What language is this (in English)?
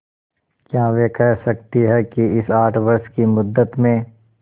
Hindi